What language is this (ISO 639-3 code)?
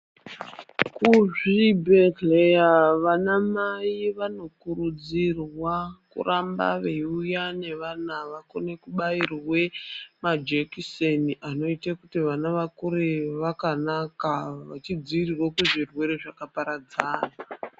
ndc